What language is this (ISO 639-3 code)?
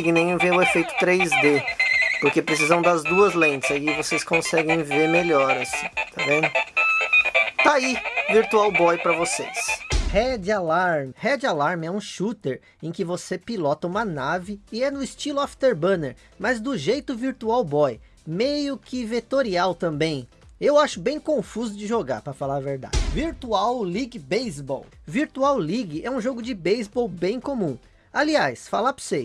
por